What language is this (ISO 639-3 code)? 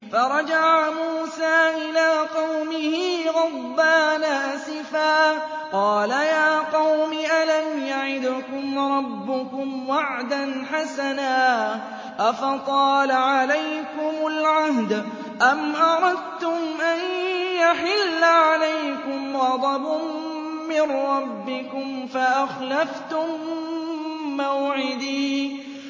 ara